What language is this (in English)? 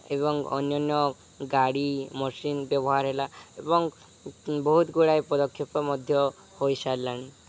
Odia